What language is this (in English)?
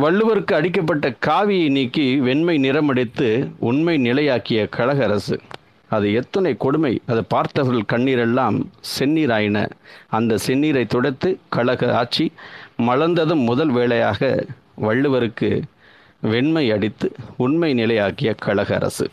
Tamil